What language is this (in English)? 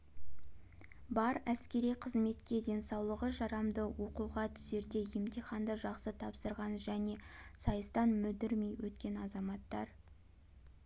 Kazakh